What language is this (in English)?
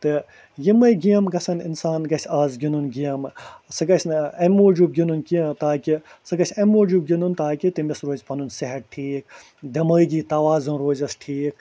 Kashmiri